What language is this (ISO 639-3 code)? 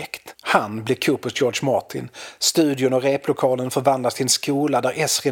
swe